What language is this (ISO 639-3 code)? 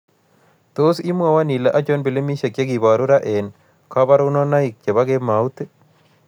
kln